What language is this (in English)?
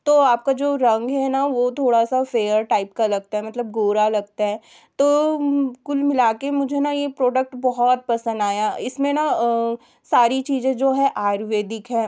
Hindi